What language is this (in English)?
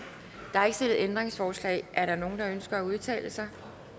Danish